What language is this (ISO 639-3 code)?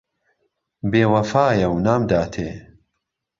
ckb